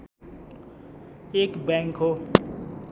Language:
Nepali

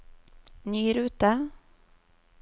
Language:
Norwegian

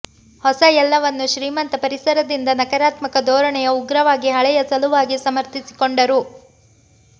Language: Kannada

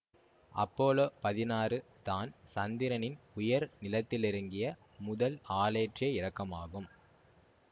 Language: Tamil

